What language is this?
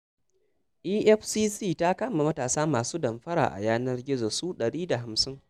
Hausa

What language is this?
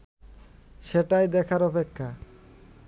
Bangla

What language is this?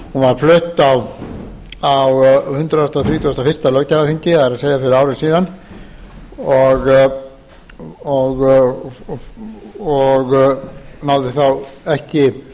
Icelandic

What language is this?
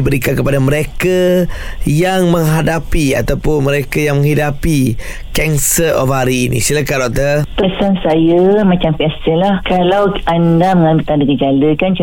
Malay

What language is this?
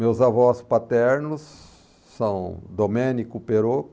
Portuguese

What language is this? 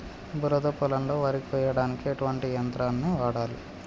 Telugu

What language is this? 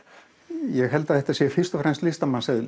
Icelandic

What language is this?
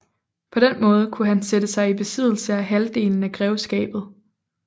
Danish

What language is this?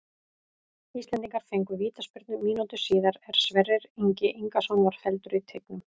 Icelandic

